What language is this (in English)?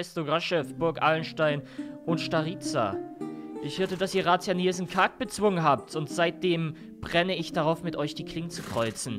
German